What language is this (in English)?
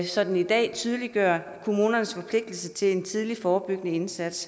Danish